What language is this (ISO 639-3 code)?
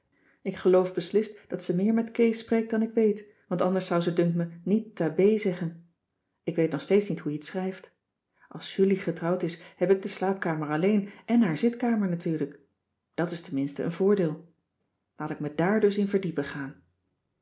nld